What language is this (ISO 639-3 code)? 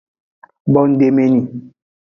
ajg